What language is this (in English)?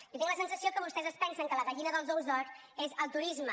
Catalan